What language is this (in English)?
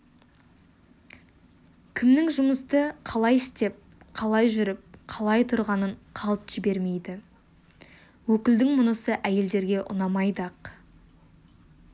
Kazakh